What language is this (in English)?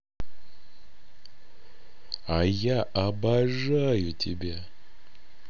Russian